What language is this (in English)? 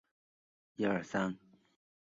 Chinese